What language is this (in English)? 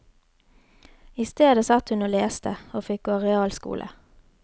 Norwegian